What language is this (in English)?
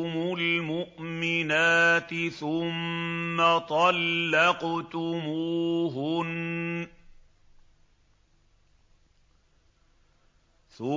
Arabic